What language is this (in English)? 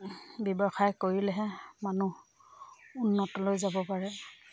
Assamese